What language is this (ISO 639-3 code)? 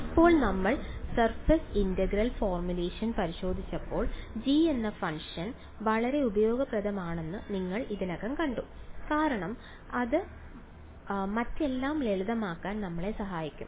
mal